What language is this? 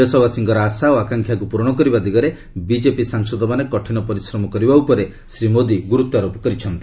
Odia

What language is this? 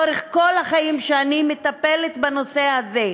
Hebrew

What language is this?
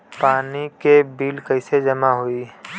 Bhojpuri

